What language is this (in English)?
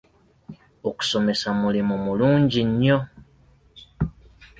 Ganda